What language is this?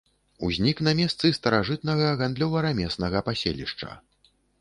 Belarusian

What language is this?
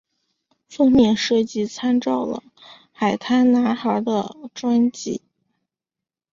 Chinese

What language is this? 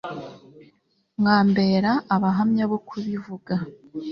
Kinyarwanda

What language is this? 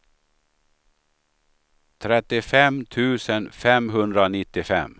Swedish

